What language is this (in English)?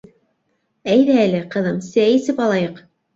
Bashkir